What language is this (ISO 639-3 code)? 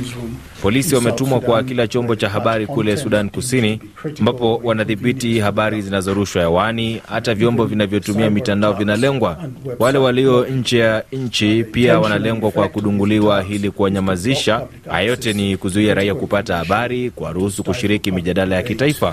swa